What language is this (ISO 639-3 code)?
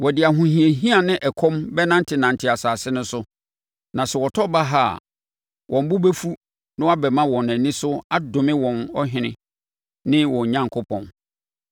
aka